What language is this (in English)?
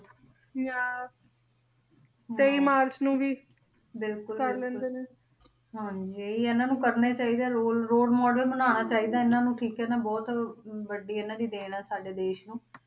Punjabi